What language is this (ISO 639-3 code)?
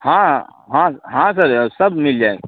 hin